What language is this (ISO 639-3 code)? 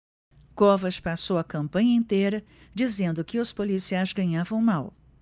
por